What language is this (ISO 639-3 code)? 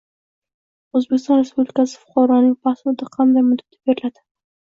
uzb